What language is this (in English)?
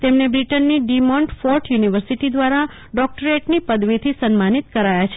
Gujarati